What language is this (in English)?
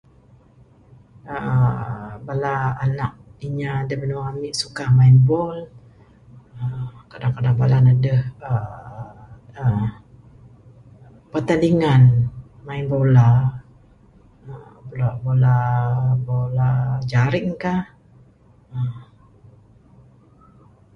Bukar-Sadung Bidayuh